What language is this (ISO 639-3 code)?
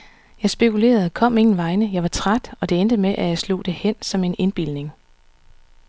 dan